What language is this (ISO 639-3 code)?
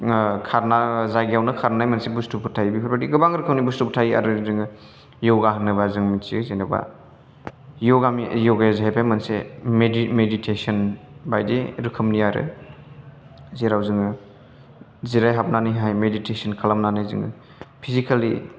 brx